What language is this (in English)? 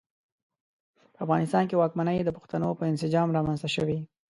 Pashto